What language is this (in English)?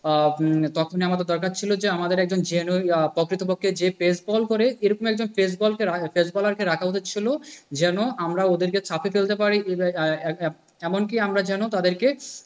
Bangla